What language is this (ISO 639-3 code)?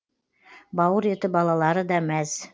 kaz